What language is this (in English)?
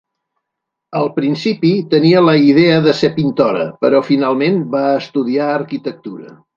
Catalan